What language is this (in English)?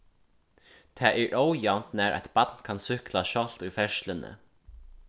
Faroese